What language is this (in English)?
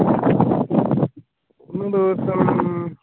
Malayalam